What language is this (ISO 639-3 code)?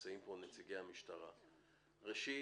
heb